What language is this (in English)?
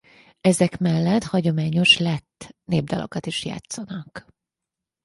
Hungarian